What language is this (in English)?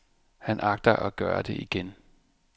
Danish